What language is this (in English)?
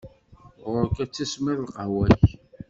Kabyle